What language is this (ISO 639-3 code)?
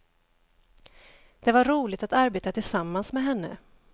swe